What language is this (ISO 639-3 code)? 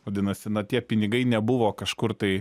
lit